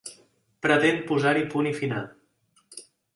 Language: Catalan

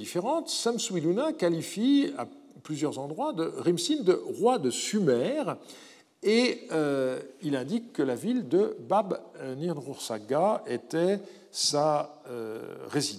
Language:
French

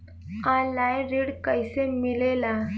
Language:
Bhojpuri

